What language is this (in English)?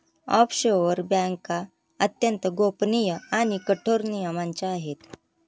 Marathi